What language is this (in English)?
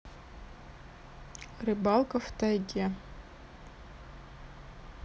Russian